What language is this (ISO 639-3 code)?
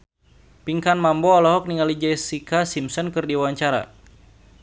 sun